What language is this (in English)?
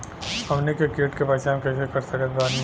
Bhojpuri